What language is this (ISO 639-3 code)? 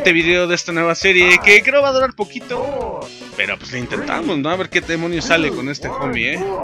spa